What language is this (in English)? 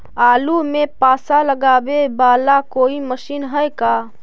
Magahi